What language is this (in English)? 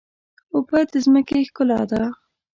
Pashto